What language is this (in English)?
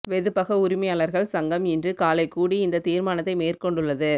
Tamil